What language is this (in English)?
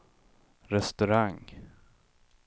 Swedish